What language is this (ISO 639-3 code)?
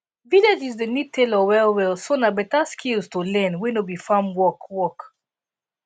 pcm